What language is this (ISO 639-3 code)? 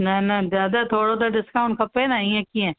snd